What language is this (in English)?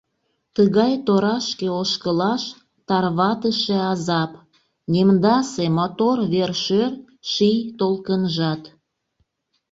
Mari